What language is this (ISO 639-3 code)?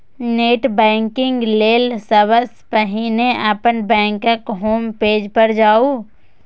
mai